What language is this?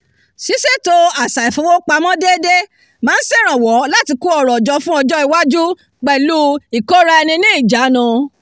Yoruba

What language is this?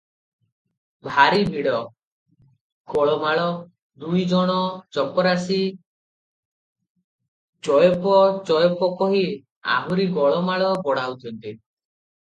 Odia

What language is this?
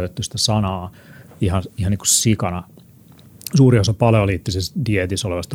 Finnish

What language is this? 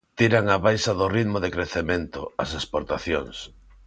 Galician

